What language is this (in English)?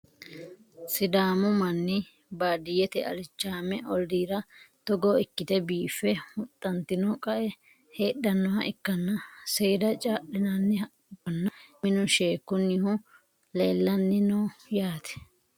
Sidamo